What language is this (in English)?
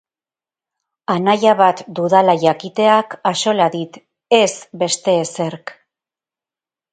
Basque